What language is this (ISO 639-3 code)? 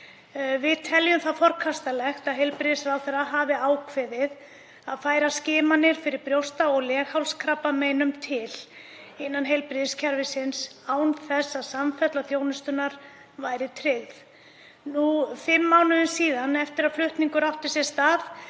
isl